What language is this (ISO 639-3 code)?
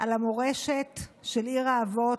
heb